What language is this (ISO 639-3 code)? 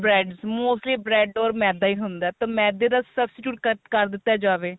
pan